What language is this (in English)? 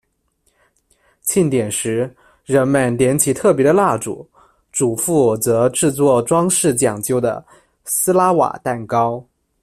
Chinese